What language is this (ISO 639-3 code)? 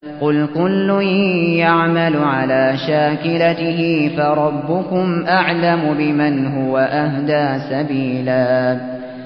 ara